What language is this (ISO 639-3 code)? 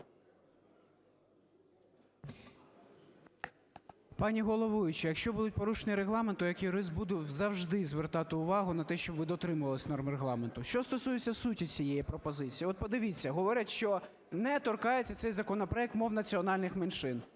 ukr